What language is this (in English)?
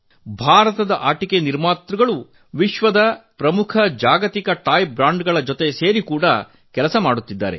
Kannada